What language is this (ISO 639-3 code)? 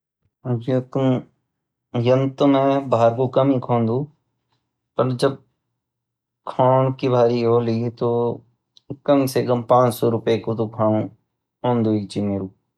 gbm